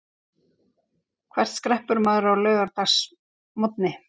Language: Icelandic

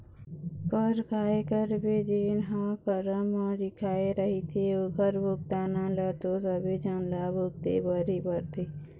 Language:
Chhattisgarhi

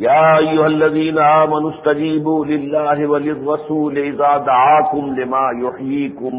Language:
Urdu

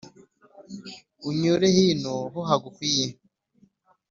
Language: Kinyarwanda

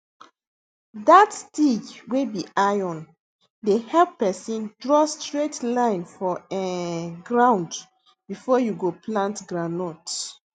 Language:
Nigerian Pidgin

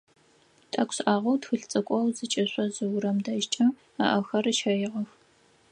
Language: Adyghe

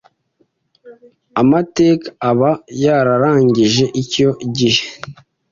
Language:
Kinyarwanda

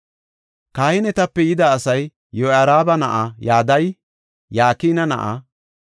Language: Gofa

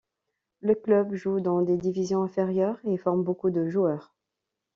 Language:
French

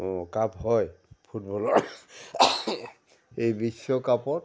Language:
Assamese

